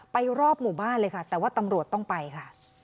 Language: Thai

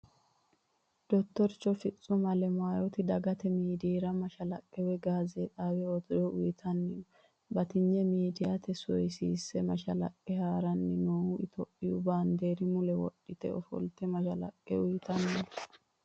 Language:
Sidamo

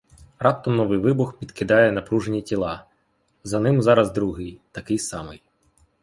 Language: Ukrainian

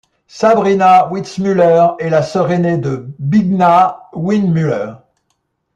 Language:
French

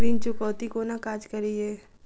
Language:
Maithili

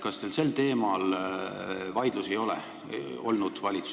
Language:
Estonian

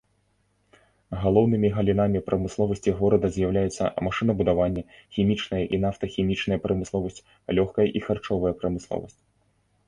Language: Belarusian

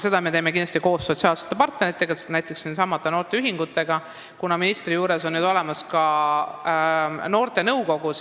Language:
Estonian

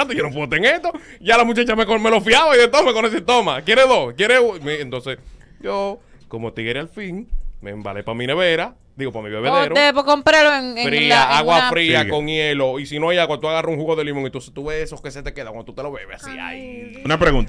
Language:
Spanish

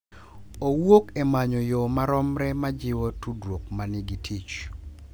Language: Luo (Kenya and Tanzania)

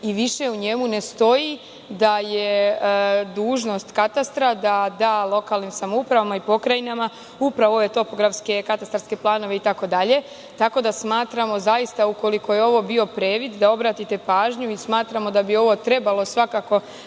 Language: Serbian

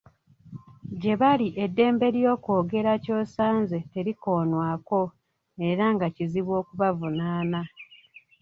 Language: Ganda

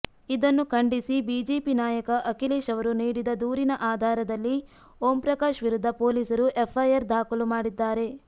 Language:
Kannada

